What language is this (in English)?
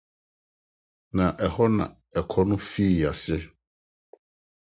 Akan